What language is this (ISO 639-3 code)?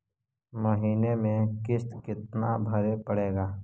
mag